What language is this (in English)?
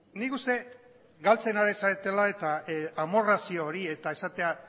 Basque